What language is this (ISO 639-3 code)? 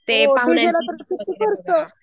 mar